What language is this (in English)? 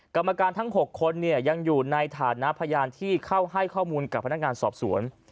Thai